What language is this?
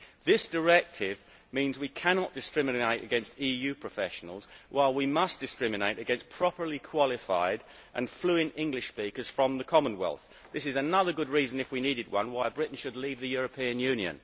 English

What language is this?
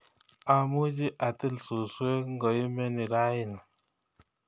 Kalenjin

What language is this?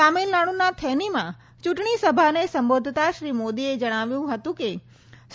Gujarati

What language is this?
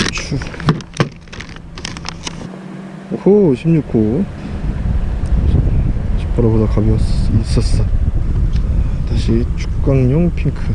Korean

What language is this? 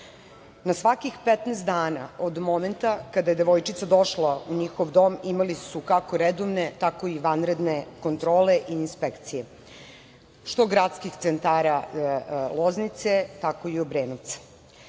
Serbian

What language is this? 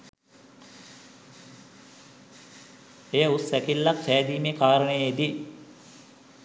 Sinhala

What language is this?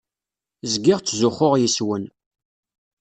Kabyle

